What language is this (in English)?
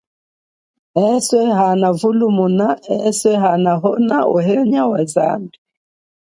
Chokwe